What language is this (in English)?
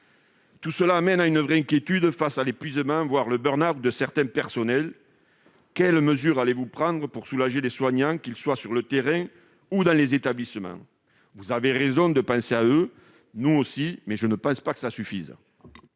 French